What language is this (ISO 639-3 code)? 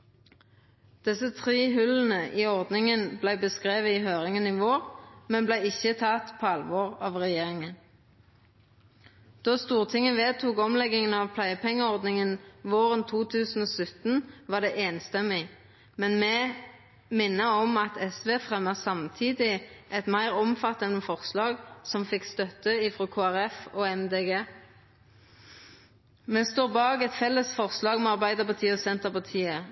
nno